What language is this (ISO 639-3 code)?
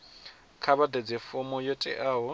ven